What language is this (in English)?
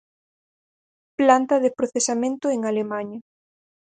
Galician